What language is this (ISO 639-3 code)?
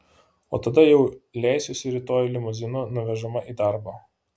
lit